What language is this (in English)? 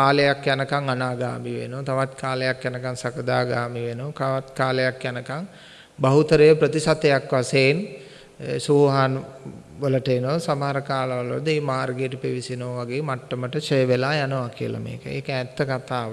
Sinhala